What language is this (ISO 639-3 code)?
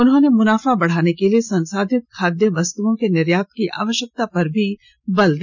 hin